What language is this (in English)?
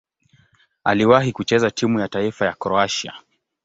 Swahili